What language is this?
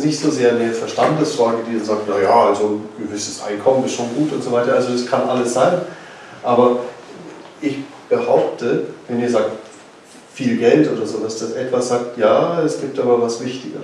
German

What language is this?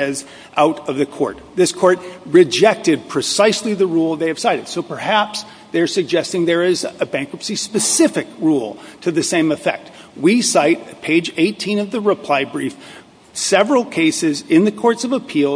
English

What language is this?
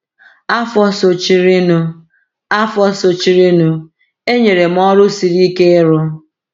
Igbo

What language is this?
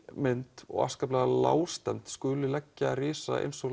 Icelandic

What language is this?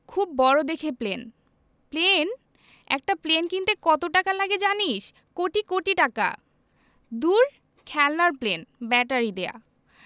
Bangla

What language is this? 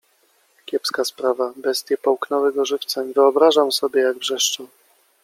Polish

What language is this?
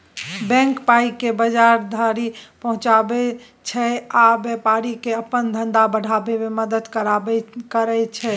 Maithili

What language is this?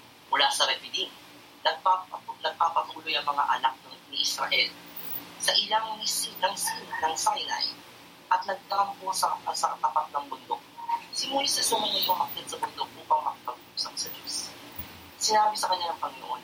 Filipino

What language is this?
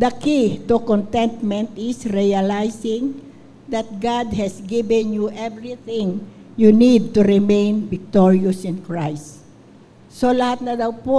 Filipino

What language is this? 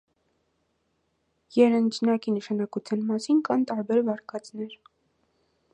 Armenian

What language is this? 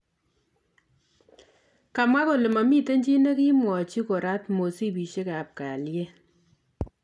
Kalenjin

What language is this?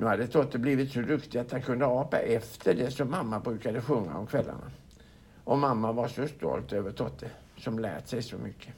Swedish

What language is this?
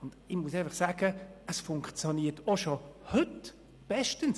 Swiss German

